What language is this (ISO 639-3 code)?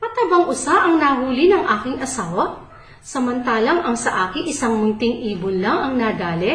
fil